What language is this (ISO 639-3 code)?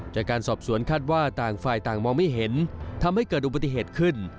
tha